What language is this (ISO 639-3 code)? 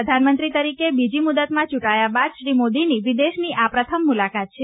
guj